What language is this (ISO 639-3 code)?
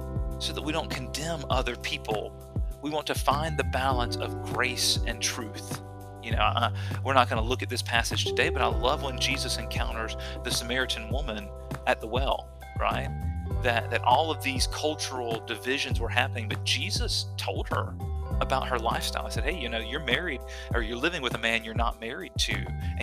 eng